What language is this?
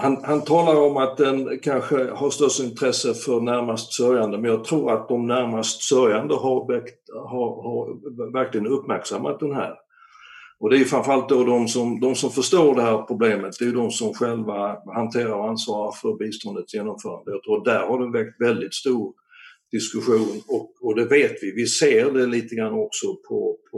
Swedish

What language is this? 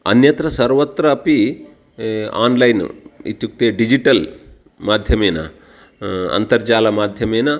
Sanskrit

